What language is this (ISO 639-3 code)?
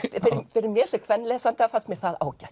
isl